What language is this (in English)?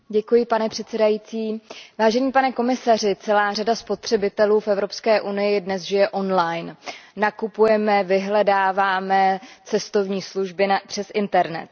Czech